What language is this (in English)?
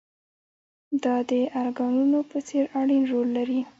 Pashto